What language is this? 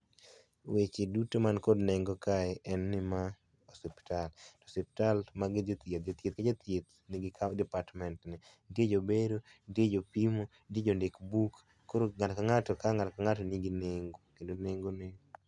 Luo (Kenya and Tanzania)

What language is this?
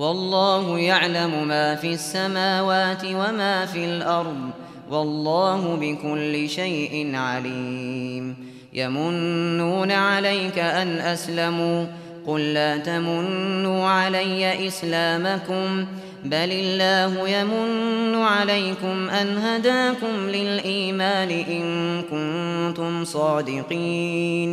Arabic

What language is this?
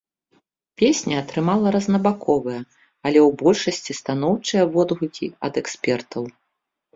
Belarusian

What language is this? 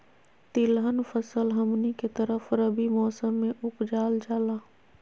Magahi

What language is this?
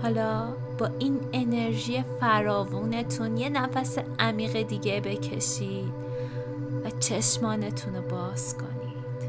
Persian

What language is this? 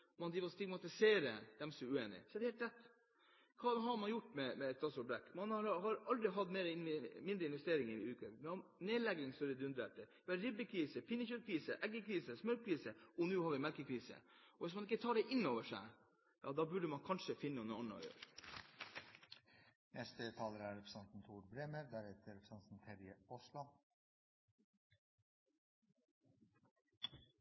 Norwegian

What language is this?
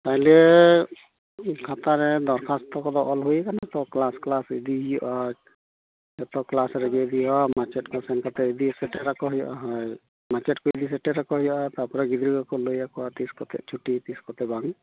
Santali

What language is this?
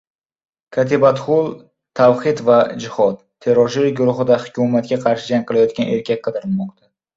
Uzbek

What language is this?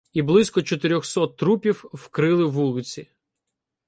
Ukrainian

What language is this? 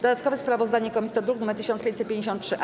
Polish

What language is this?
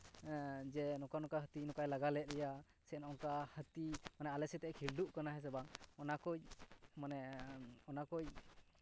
Santali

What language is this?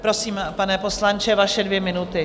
Czech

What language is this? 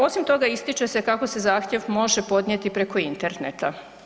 Croatian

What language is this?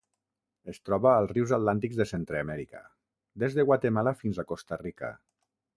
Catalan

